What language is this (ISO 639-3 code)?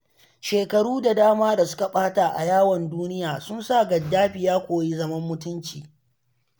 hau